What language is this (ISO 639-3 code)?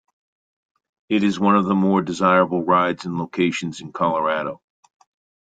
eng